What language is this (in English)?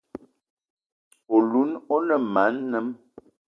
Eton (Cameroon)